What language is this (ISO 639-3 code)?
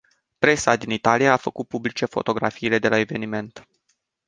ron